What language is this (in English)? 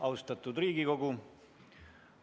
Estonian